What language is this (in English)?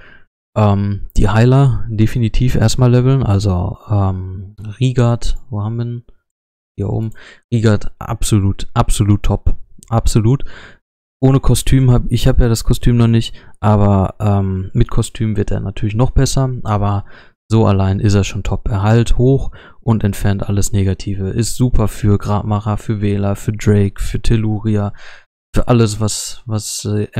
German